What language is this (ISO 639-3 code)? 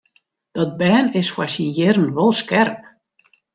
fry